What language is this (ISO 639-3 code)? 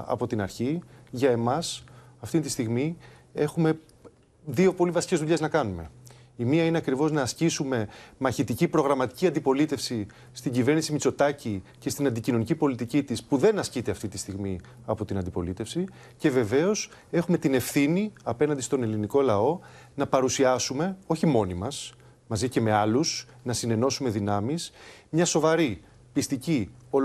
ell